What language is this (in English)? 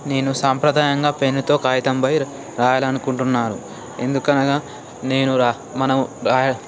Telugu